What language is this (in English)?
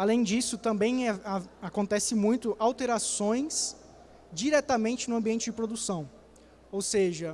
Portuguese